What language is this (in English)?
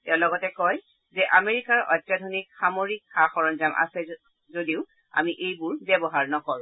Assamese